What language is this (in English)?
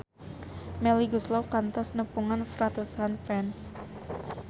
Sundanese